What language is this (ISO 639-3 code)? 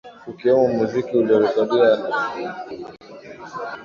swa